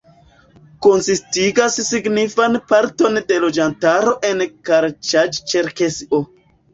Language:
Esperanto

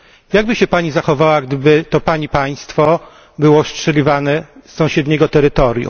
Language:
Polish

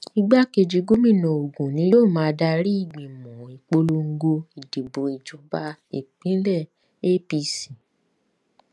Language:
Yoruba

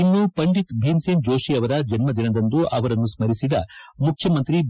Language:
Kannada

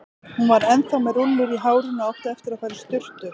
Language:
Icelandic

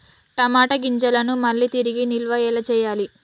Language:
Telugu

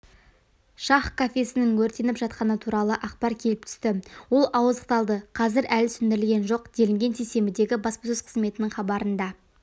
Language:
Kazakh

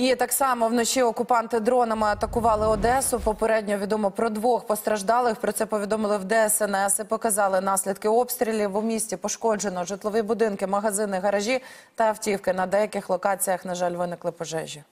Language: Ukrainian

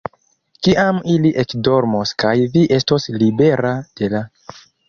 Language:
Esperanto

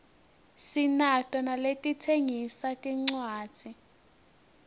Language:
Swati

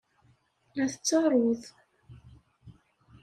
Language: Kabyle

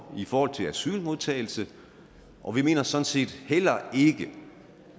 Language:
Danish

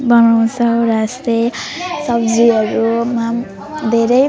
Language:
Nepali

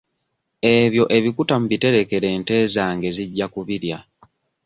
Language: Ganda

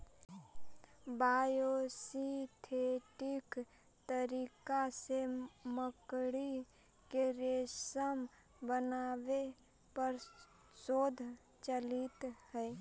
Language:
Magahi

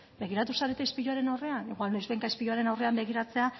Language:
Basque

